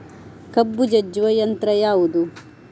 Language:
Kannada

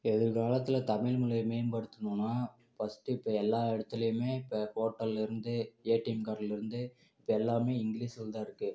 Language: Tamil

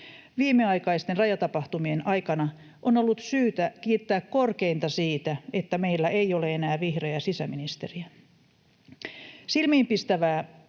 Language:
Finnish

